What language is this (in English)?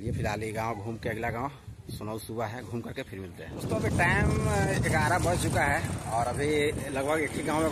Hindi